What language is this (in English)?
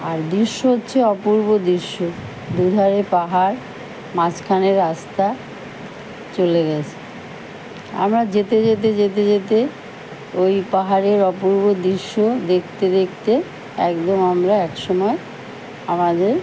Bangla